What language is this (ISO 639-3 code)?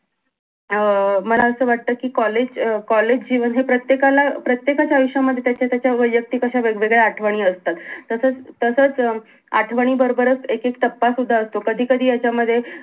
mar